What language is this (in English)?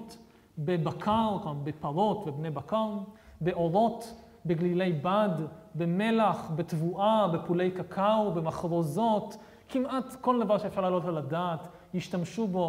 Hebrew